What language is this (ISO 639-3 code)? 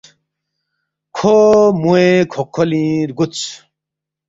bft